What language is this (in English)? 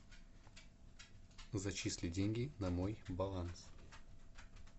Russian